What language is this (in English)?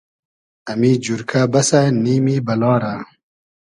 Hazaragi